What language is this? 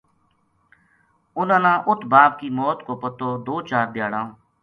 Gujari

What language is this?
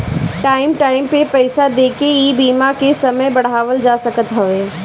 Bhojpuri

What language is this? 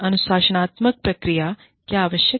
Hindi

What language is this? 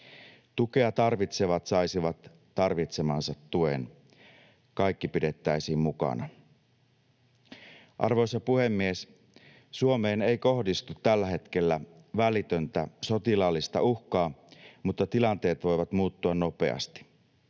Finnish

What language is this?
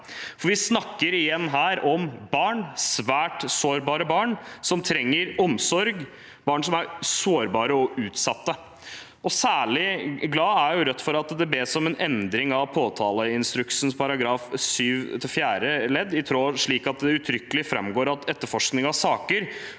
Norwegian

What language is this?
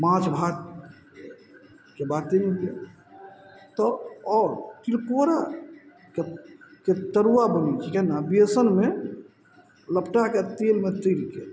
Maithili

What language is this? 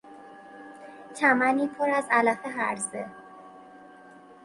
Persian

